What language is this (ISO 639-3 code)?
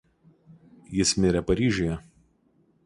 lit